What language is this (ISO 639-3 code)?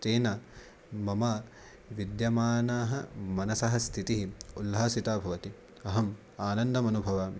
san